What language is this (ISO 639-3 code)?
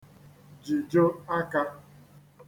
ibo